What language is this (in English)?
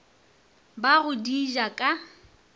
Northern Sotho